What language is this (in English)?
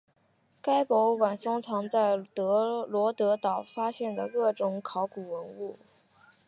Chinese